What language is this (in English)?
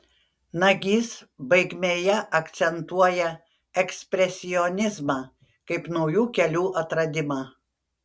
Lithuanian